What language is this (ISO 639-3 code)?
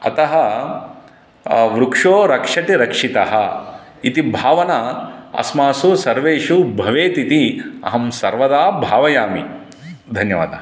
san